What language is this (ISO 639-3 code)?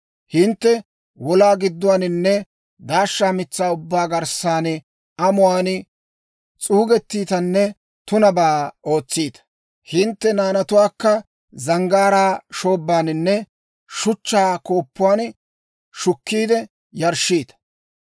dwr